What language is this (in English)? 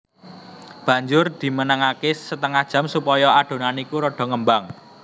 Javanese